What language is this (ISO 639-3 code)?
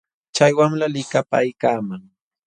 qxw